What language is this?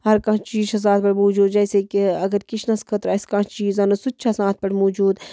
Kashmiri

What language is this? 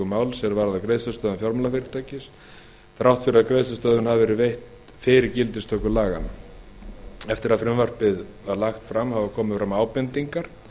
Icelandic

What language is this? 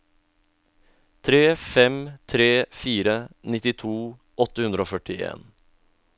Norwegian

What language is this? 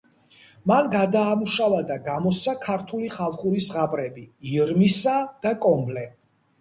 Georgian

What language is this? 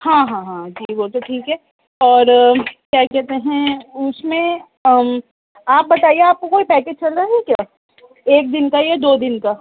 Urdu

